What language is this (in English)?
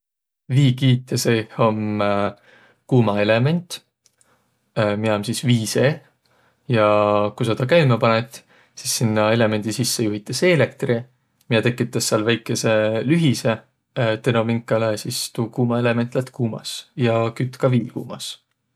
Võro